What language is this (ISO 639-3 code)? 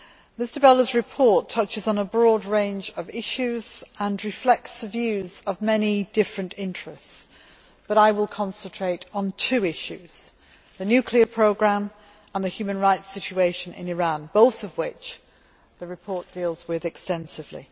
eng